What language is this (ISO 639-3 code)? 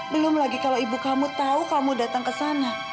ind